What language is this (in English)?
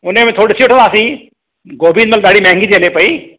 Sindhi